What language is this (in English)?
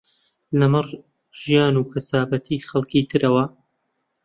Central Kurdish